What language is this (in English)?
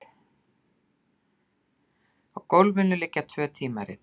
Icelandic